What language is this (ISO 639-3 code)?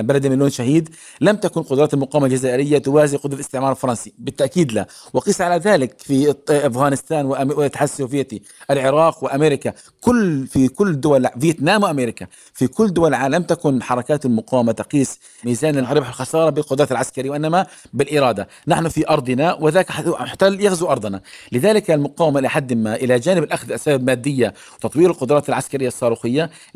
ara